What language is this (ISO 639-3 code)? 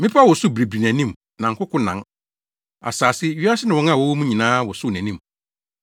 aka